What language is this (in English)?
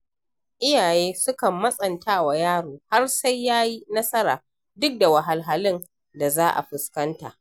Hausa